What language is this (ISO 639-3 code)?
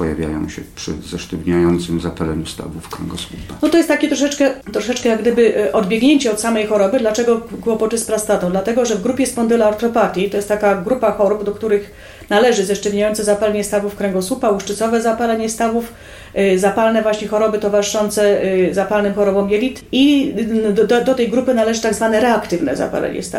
pol